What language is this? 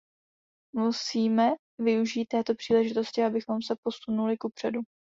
Czech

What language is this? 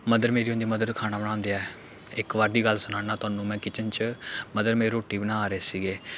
Dogri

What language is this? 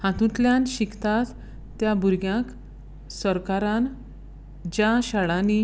Konkani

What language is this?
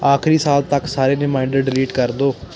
Punjabi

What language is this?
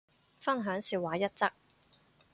Cantonese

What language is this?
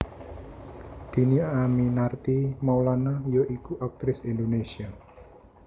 Javanese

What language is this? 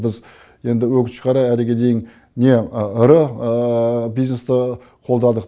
Kazakh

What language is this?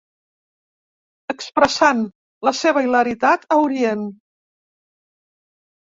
Catalan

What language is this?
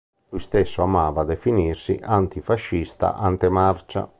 Italian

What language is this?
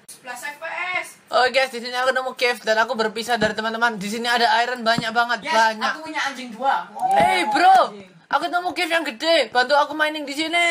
Indonesian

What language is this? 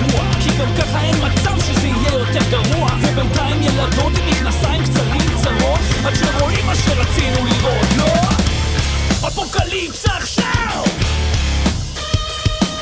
Hebrew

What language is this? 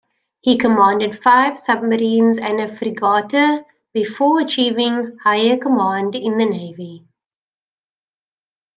English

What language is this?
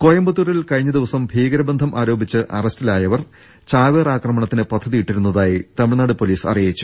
Malayalam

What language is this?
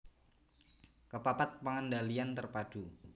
Javanese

